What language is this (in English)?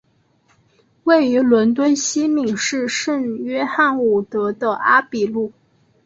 Chinese